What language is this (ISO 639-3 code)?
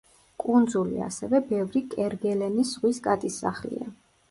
kat